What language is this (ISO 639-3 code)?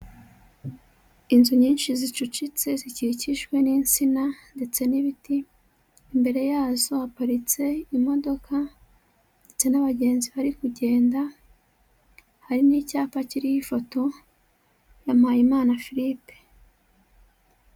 kin